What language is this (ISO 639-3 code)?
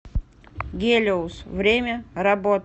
rus